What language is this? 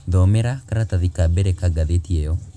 Kikuyu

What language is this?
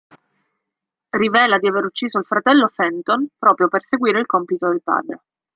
Italian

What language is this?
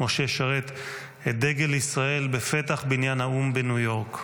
Hebrew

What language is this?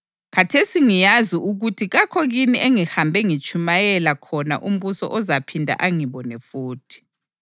North Ndebele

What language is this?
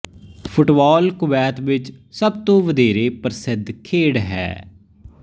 Punjabi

